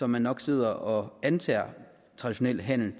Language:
Danish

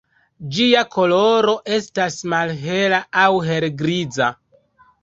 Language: Esperanto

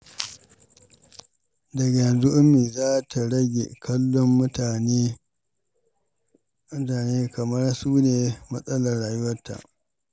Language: Hausa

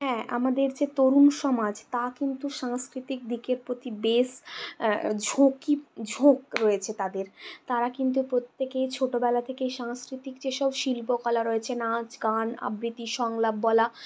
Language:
Bangla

